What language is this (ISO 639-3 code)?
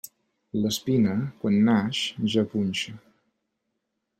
cat